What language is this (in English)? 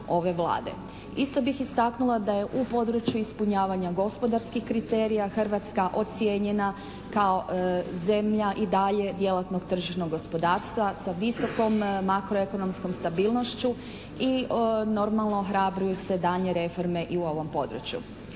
Croatian